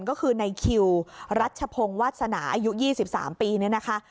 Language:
Thai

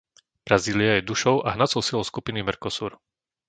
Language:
Slovak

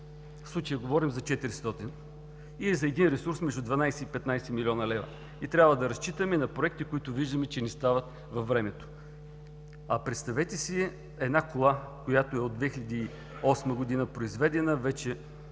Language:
Bulgarian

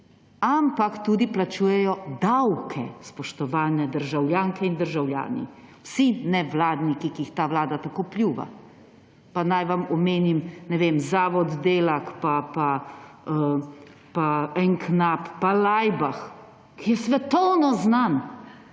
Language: Slovenian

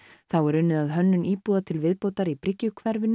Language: Icelandic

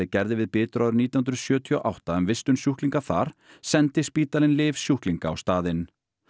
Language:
Icelandic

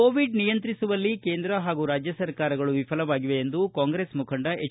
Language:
Kannada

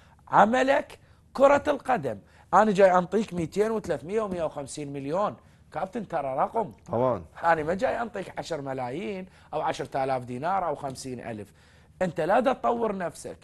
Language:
Arabic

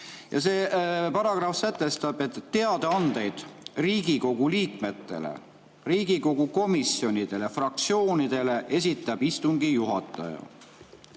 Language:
Estonian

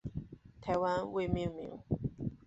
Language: Chinese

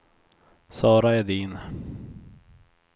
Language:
Swedish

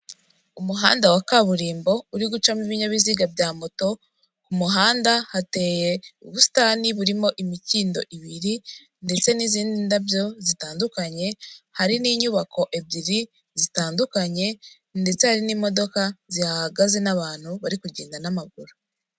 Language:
Kinyarwanda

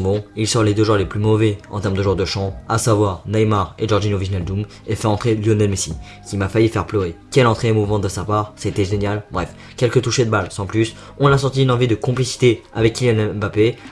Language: French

